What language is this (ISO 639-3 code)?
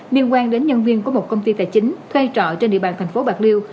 vie